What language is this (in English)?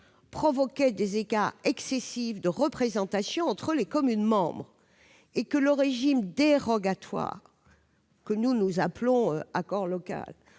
French